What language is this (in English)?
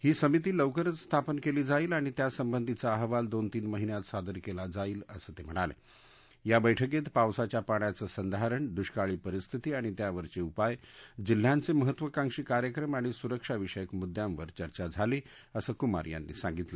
Marathi